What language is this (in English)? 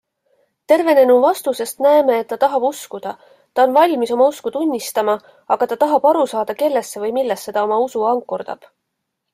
Estonian